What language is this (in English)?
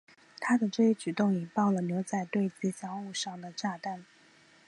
Chinese